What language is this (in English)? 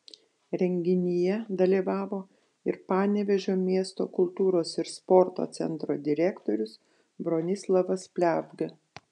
Lithuanian